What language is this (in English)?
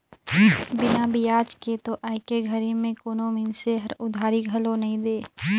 Chhattisgarhi